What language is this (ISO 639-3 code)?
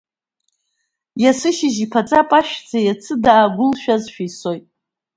abk